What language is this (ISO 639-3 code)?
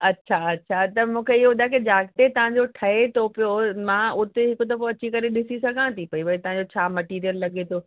snd